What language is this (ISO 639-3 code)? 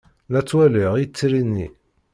kab